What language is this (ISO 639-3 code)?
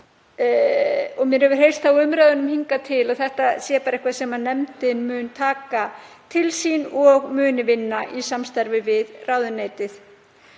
isl